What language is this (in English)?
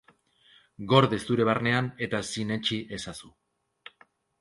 Basque